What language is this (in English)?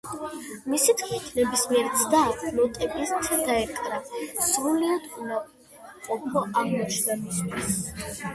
Georgian